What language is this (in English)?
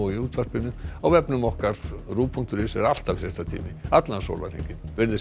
Icelandic